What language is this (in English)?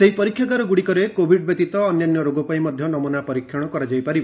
Odia